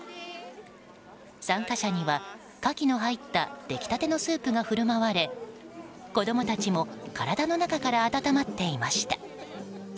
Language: Japanese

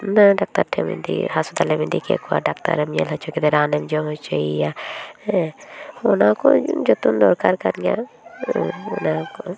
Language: Santali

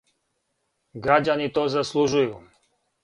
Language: Serbian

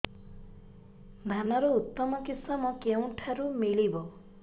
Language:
Odia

